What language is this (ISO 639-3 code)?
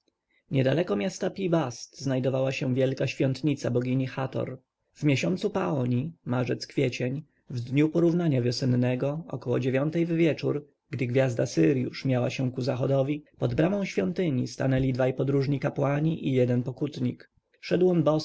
pol